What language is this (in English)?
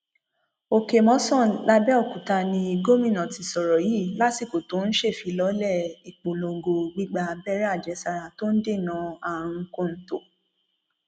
Yoruba